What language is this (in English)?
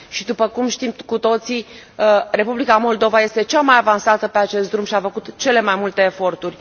Romanian